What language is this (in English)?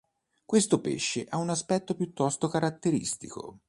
Italian